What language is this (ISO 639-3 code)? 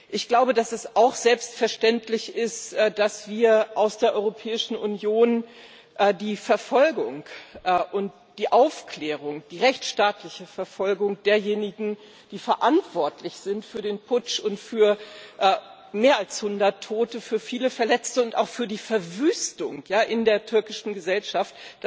deu